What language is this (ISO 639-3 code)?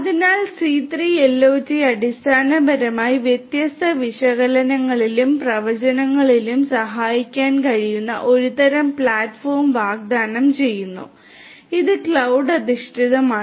mal